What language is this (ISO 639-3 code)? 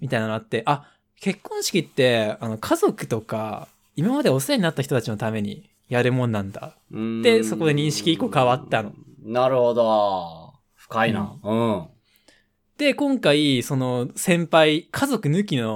jpn